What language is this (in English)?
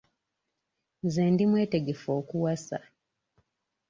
Ganda